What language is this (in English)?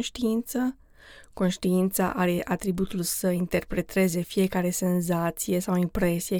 Romanian